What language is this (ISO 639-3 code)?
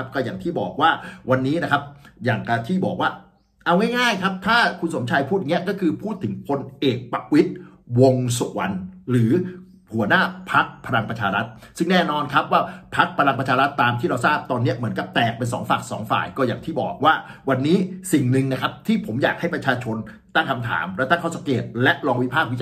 tha